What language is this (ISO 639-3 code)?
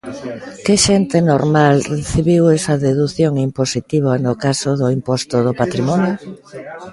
glg